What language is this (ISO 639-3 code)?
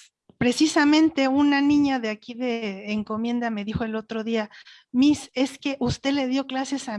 spa